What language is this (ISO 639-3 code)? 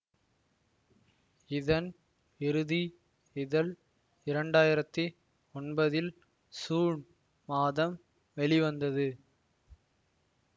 tam